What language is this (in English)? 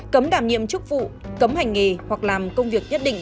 Vietnamese